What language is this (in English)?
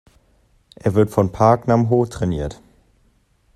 German